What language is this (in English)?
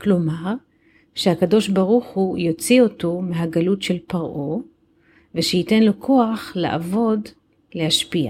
Hebrew